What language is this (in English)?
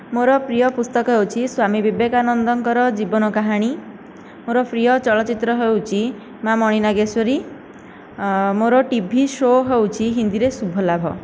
Odia